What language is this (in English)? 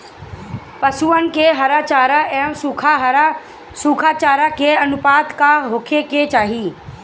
Bhojpuri